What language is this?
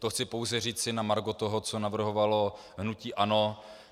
Czech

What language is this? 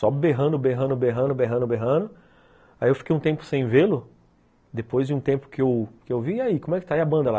Portuguese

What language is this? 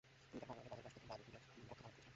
Bangla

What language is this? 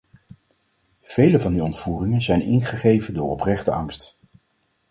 Dutch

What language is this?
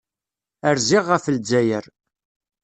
Kabyle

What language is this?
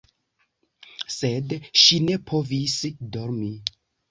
Esperanto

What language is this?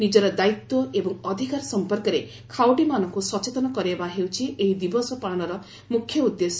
Odia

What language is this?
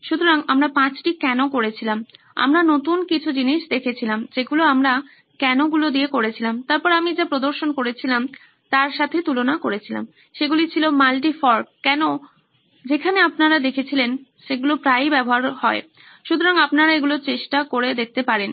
Bangla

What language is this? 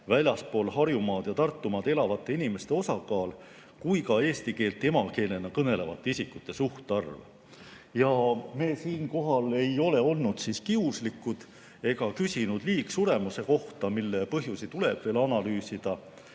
Estonian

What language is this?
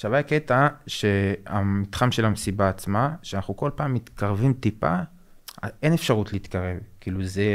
Hebrew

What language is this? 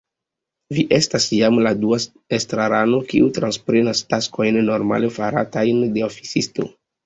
Esperanto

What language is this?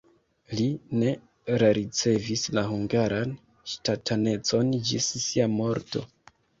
Esperanto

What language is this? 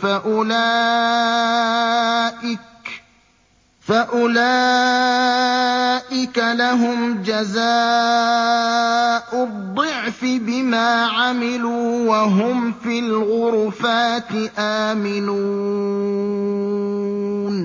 Arabic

